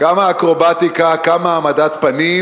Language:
Hebrew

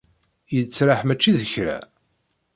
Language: Kabyle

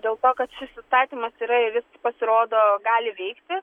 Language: Lithuanian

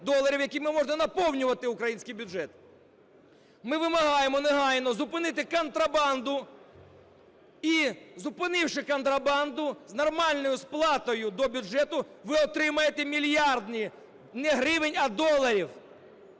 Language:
Ukrainian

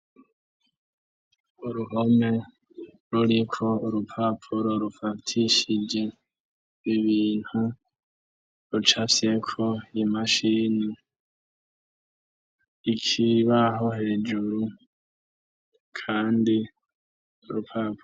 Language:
Rundi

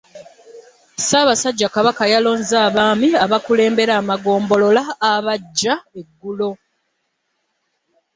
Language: Ganda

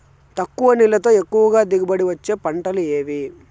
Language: Telugu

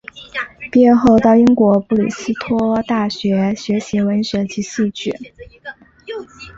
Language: Chinese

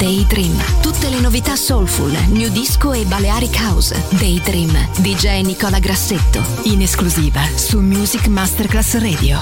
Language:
Italian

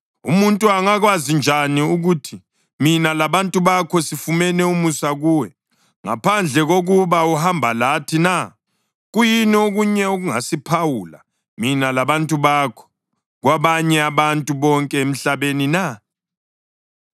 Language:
North Ndebele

